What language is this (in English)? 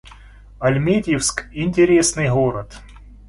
Russian